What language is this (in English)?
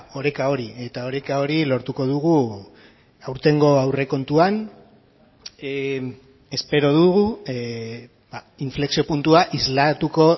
Basque